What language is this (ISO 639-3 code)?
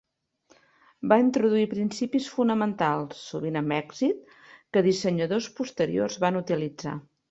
cat